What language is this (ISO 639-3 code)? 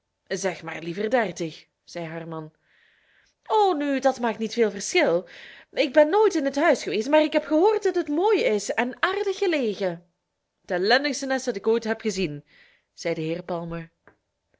nld